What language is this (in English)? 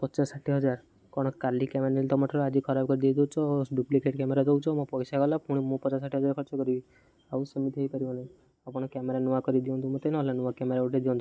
Odia